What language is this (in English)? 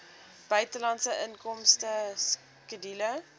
Afrikaans